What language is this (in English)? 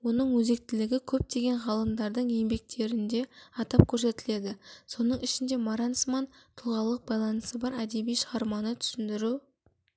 Kazakh